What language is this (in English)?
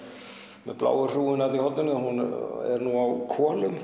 Icelandic